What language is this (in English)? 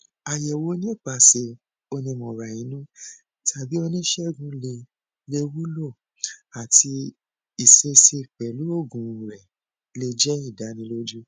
Yoruba